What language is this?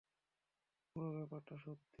Bangla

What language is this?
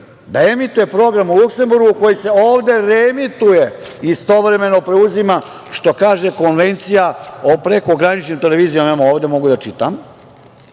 Serbian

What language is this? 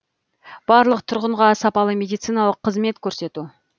Kazakh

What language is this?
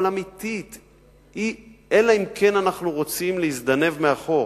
Hebrew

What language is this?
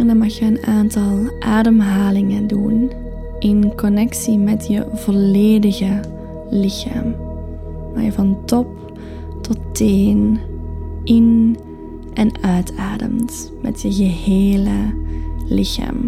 Dutch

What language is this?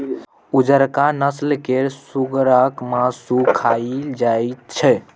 Maithili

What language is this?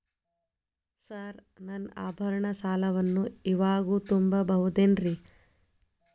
Kannada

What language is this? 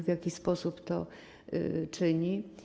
Polish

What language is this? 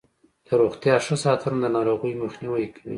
Pashto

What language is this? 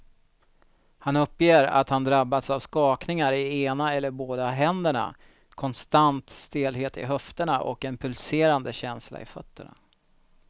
Swedish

